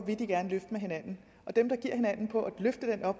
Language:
Danish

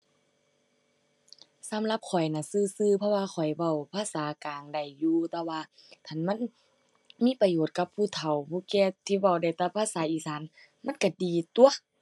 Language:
Thai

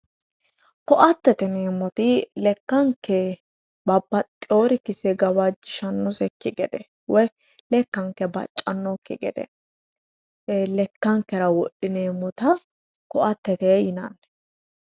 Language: Sidamo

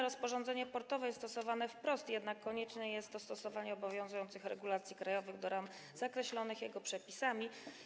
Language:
Polish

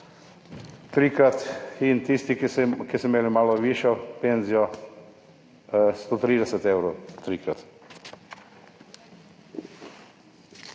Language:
Slovenian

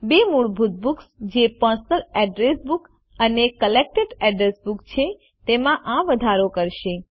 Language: Gujarati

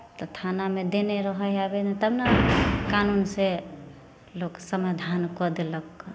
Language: Maithili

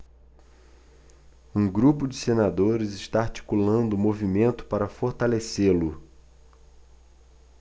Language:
Portuguese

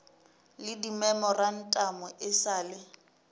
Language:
Northern Sotho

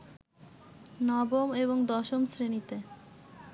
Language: Bangla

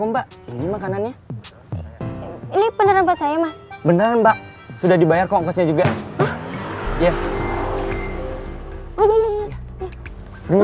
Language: Indonesian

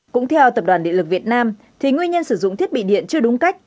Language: Vietnamese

